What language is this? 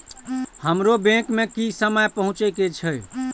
Maithili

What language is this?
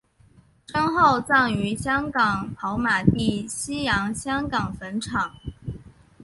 Chinese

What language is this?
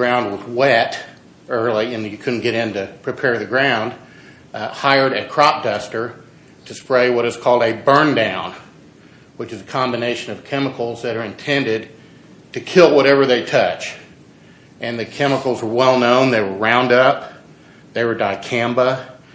English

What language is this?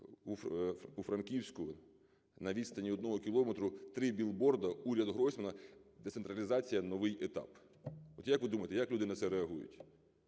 Ukrainian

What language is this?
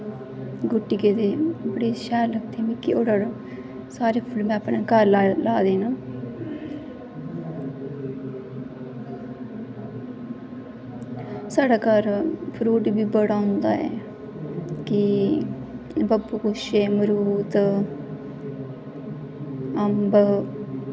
Dogri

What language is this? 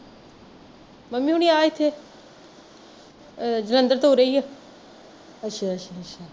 Punjabi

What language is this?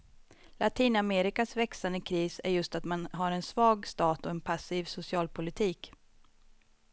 Swedish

